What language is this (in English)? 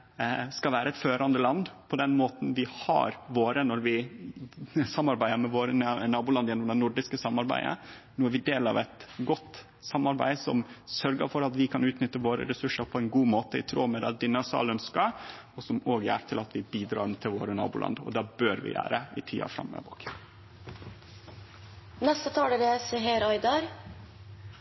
Norwegian Nynorsk